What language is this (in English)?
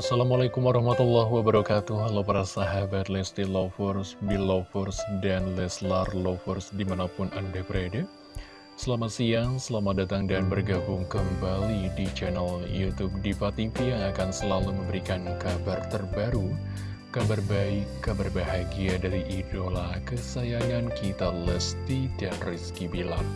Indonesian